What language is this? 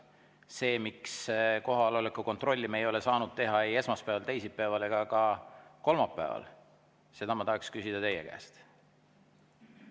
Estonian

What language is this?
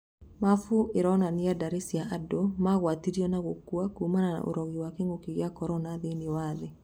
Kikuyu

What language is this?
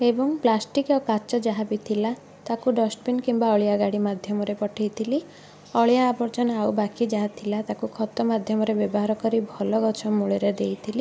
Odia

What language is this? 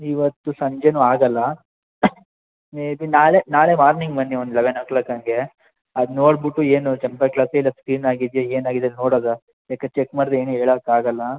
Kannada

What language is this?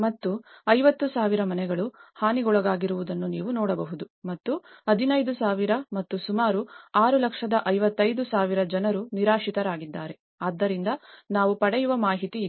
Kannada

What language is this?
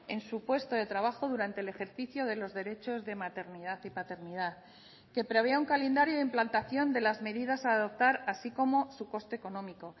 Spanish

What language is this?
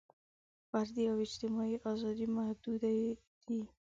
Pashto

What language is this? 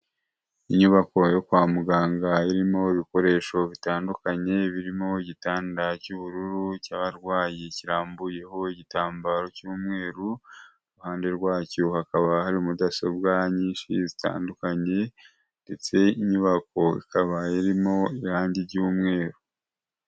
Kinyarwanda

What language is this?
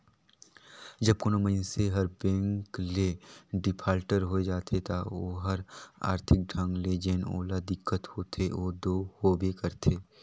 Chhattisgarhi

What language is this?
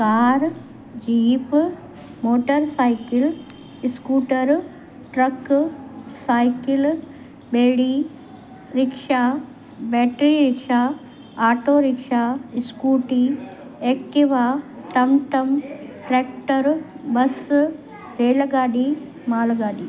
Sindhi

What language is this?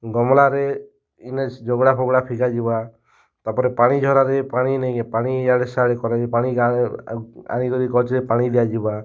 Odia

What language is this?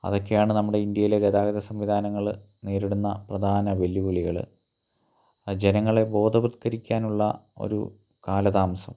Malayalam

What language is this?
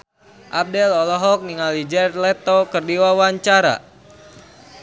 Sundanese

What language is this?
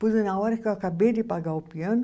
Portuguese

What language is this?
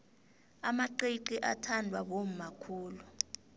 South Ndebele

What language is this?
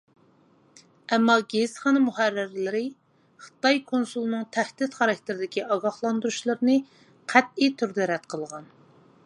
Uyghur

